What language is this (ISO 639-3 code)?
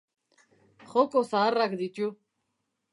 eus